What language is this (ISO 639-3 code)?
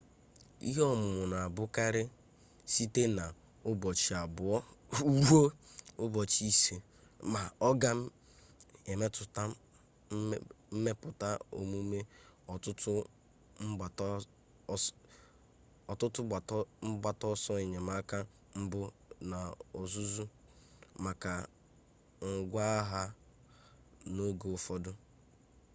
ibo